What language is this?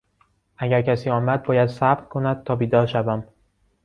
Persian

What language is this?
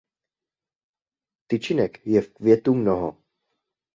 Czech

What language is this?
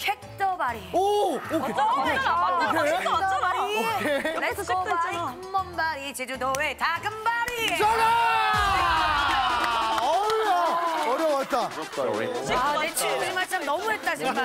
Korean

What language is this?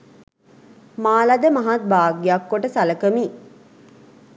Sinhala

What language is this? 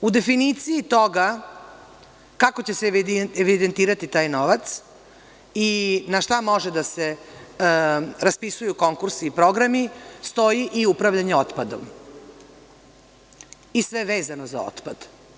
Serbian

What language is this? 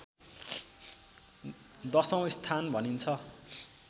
Nepali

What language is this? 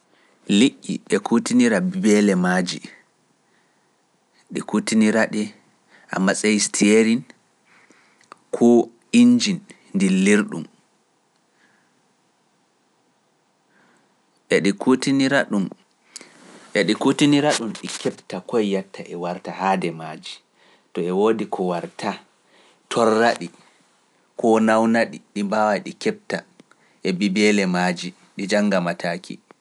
Pular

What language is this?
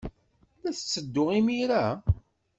Kabyle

